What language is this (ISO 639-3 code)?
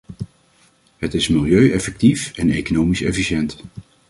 nld